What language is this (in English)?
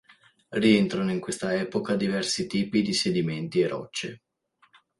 Italian